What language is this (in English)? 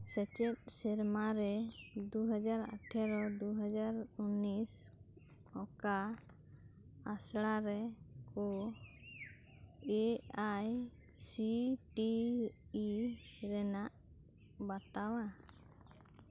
Santali